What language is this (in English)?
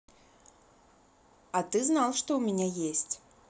Russian